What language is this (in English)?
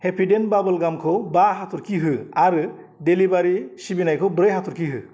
Bodo